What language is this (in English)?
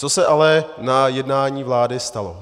Czech